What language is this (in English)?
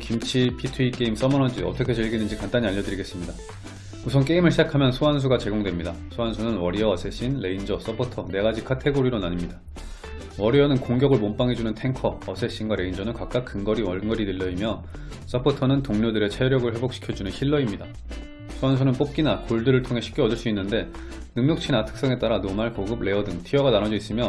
Korean